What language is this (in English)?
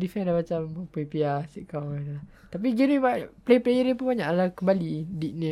Malay